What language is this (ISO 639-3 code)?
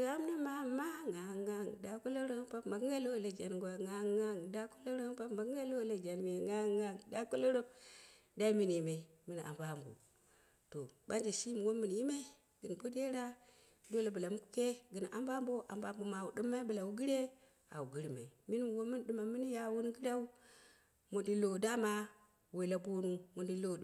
kna